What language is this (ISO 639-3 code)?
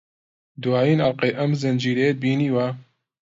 ckb